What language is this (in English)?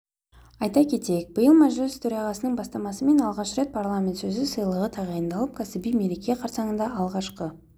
Kazakh